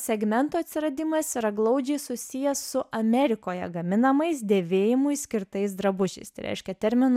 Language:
Lithuanian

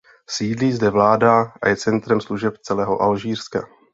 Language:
Czech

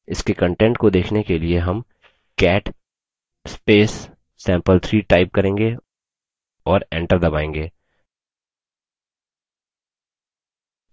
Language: Hindi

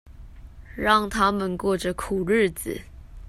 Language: Chinese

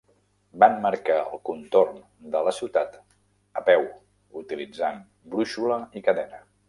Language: Catalan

